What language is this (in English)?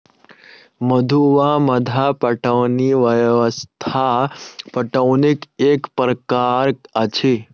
Maithili